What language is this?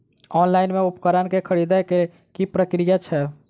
Maithili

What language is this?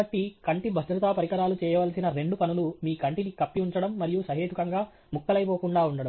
Telugu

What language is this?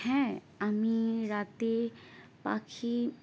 Bangla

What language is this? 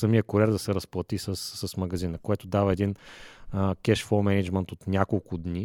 Bulgarian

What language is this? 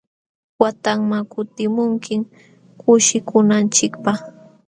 Jauja Wanca Quechua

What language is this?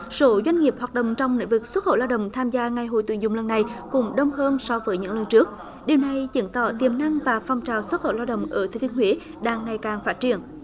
Vietnamese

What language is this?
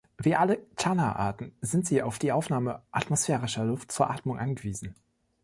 German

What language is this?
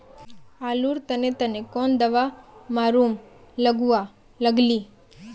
Magahi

